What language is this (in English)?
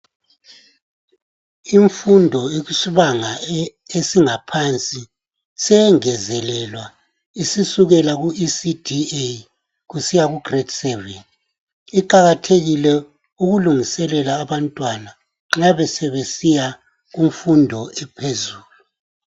North Ndebele